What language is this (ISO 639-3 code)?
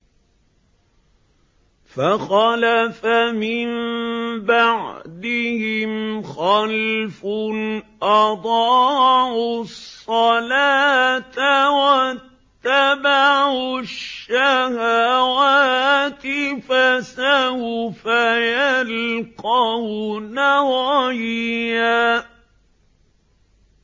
ara